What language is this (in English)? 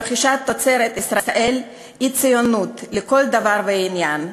Hebrew